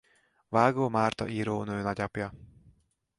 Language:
Hungarian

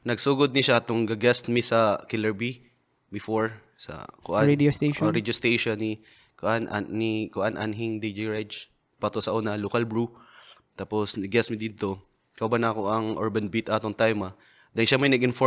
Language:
Filipino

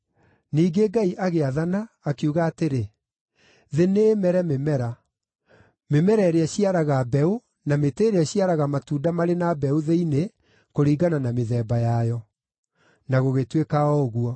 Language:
Kikuyu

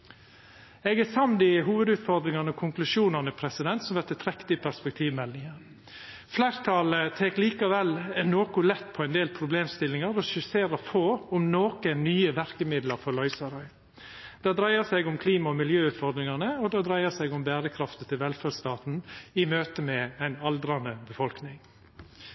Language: Norwegian Nynorsk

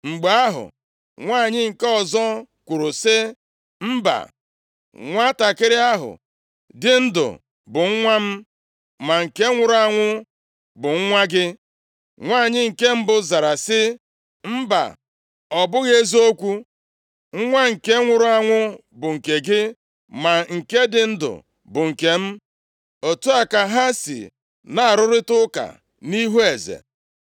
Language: Igbo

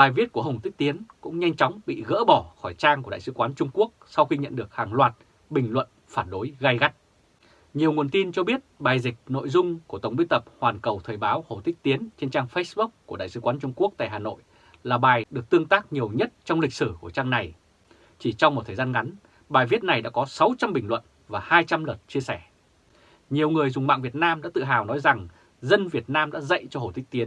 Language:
Vietnamese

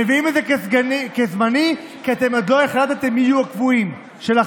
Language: Hebrew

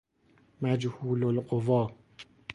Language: Persian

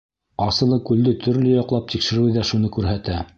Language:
Bashkir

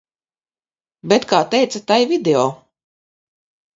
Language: Latvian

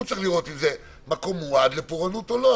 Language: Hebrew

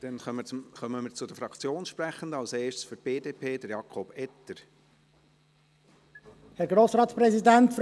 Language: Swiss German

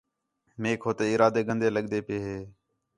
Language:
Khetrani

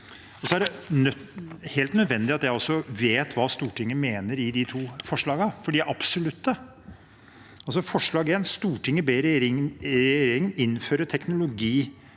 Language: Norwegian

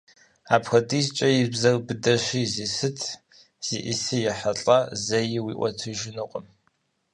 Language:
Kabardian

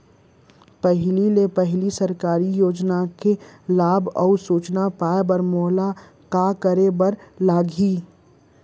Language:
Chhattisgarhi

